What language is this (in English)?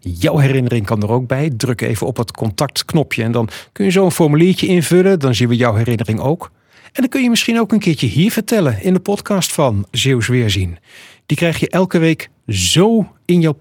Dutch